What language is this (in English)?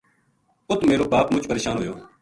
Gujari